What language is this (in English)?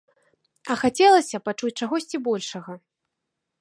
Belarusian